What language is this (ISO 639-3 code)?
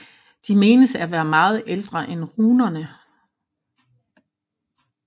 dan